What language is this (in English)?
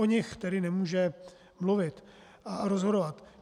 Czech